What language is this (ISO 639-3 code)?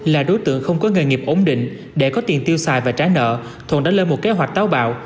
vie